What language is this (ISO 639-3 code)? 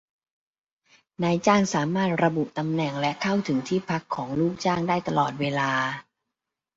tha